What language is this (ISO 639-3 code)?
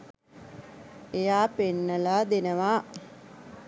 sin